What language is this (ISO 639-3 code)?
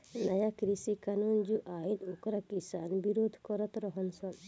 bho